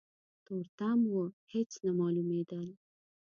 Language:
Pashto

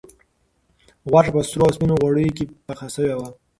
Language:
Pashto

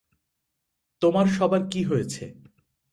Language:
Bangla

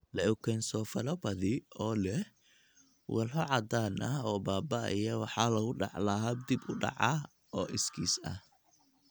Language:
Somali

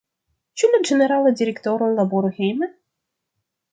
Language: Esperanto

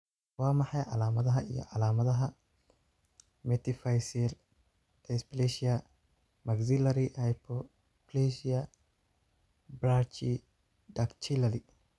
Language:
Somali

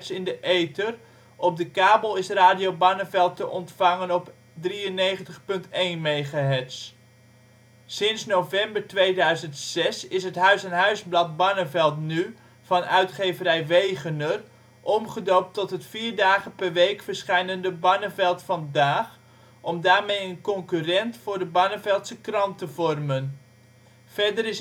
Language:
Dutch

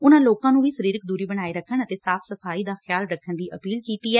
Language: Punjabi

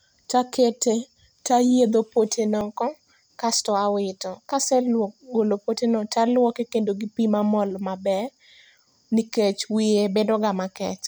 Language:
Luo (Kenya and Tanzania)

